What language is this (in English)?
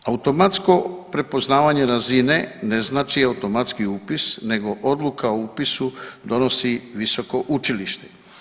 Croatian